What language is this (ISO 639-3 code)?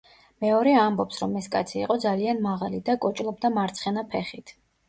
kat